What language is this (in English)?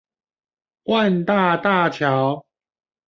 Chinese